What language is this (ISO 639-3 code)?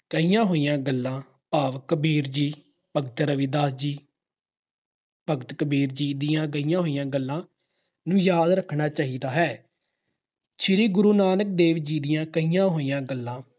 pan